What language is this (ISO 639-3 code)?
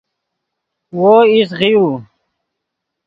ydg